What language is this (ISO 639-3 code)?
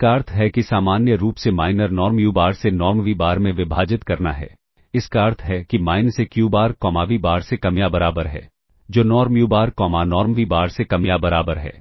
hin